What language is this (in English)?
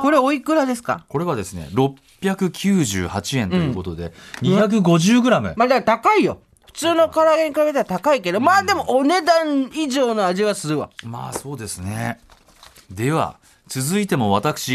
Japanese